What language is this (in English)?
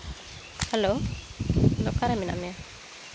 Santali